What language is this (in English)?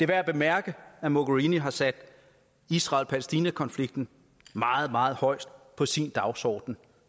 Danish